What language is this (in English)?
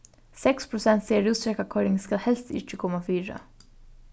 Faroese